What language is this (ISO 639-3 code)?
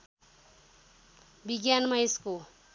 nep